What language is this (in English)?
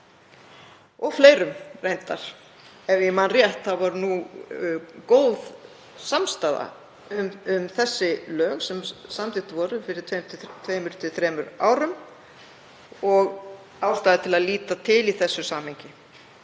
Icelandic